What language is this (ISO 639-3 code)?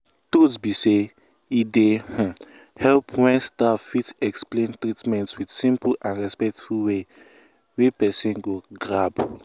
pcm